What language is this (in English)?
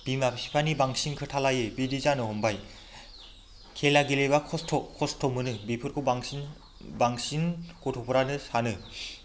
Bodo